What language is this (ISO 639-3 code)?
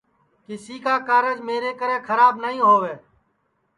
ssi